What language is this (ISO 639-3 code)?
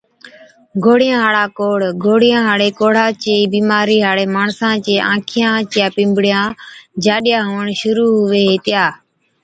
odk